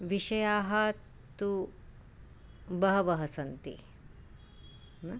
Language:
Sanskrit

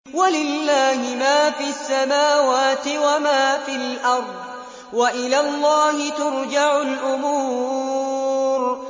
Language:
Arabic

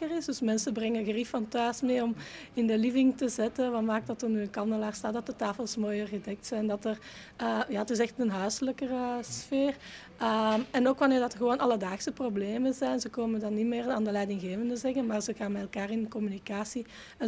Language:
Dutch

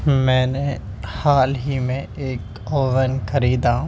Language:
Urdu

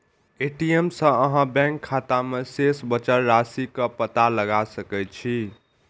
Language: Maithili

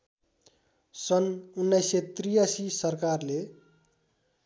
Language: Nepali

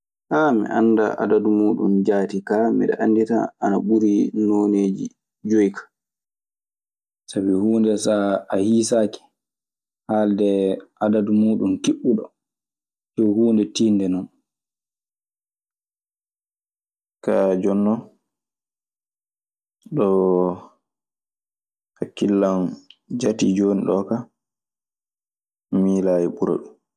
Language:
Maasina Fulfulde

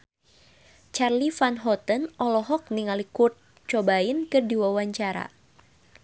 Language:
Sundanese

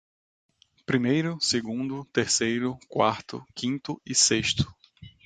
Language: Portuguese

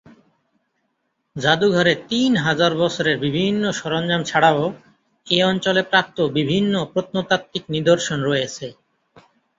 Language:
Bangla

